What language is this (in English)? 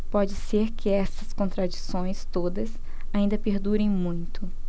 Portuguese